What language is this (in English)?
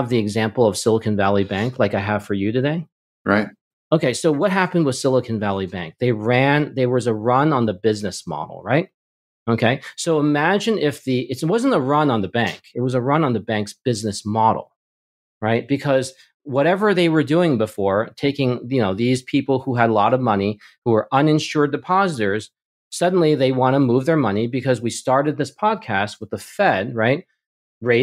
English